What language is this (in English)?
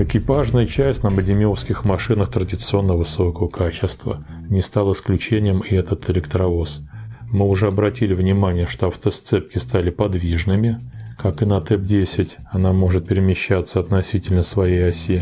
Russian